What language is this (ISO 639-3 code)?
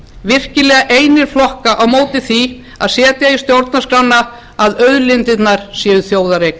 isl